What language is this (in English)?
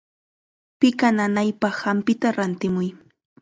Chiquián Ancash Quechua